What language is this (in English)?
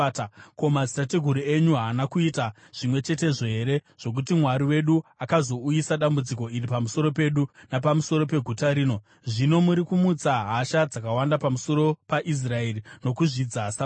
Shona